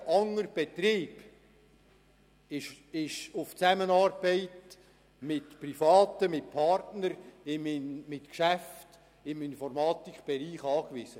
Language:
Swiss German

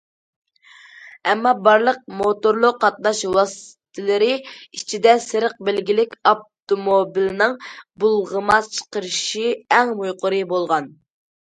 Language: Uyghur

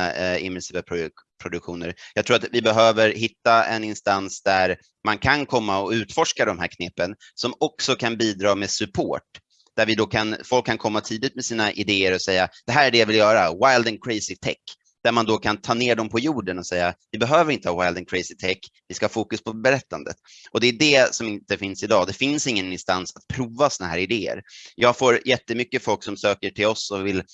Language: Swedish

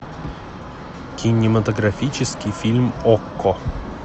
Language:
Russian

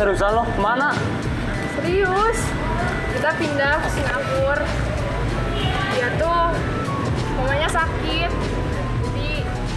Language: Indonesian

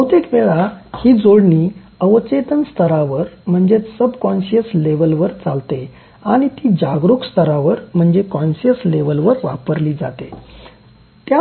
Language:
Marathi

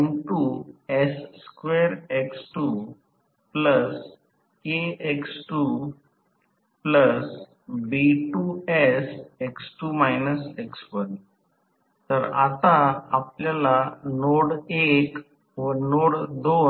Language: Marathi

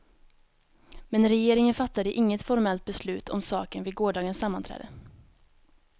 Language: Swedish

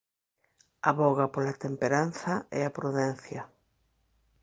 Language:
Galician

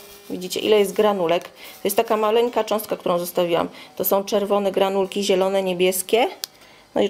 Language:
Polish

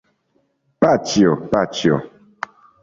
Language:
Esperanto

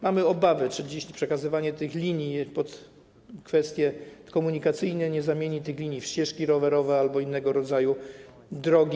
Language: Polish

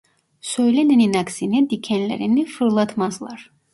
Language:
Turkish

